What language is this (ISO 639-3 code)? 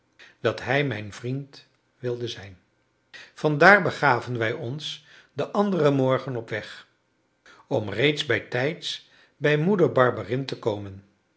nld